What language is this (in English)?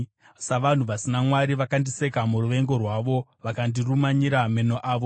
Shona